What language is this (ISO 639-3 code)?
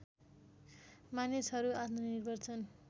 nep